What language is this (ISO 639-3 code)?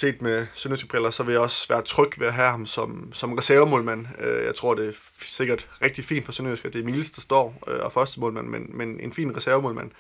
dan